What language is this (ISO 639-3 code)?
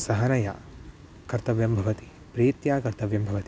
san